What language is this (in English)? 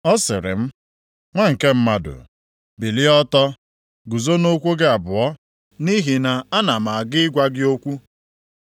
Igbo